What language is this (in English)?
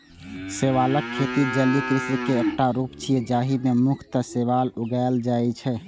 Maithili